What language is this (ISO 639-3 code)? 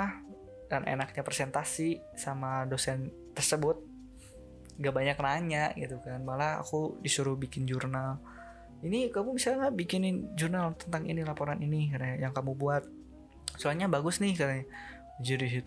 ind